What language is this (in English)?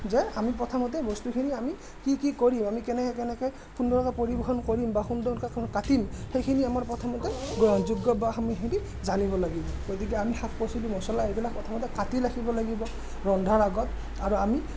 Assamese